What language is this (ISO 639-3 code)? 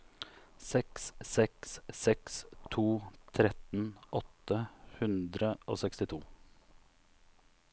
nor